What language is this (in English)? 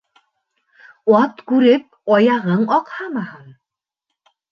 Bashkir